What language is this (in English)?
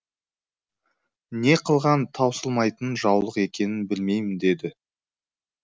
Kazakh